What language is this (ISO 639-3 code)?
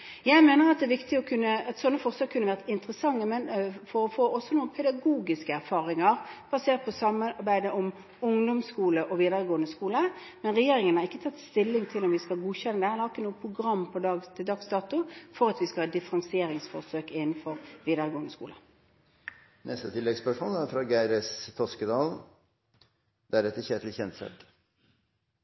nor